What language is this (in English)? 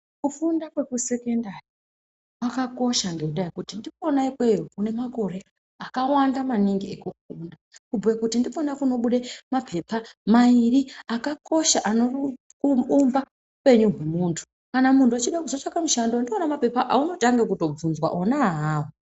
Ndau